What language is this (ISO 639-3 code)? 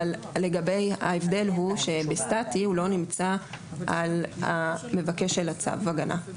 heb